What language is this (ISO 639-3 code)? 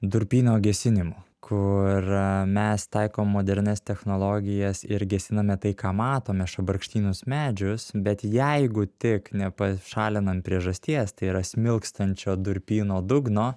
lit